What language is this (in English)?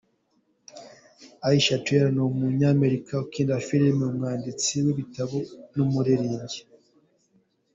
Kinyarwanda